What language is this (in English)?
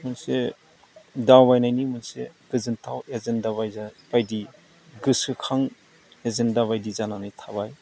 Bodo